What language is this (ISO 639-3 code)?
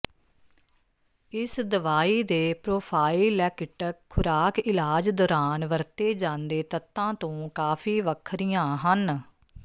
pan